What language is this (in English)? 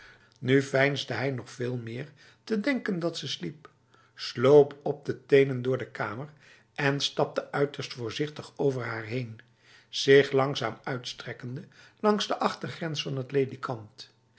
Dutch